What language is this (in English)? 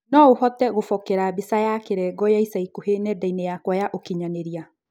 Kikuyu